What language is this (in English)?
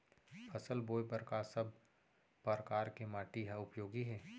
Chhattisgarhi